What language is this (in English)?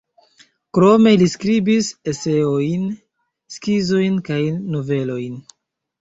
Esperanto